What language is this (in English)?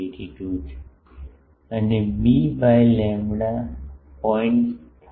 Gujarati